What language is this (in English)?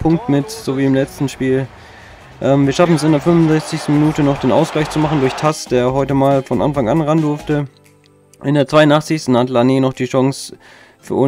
German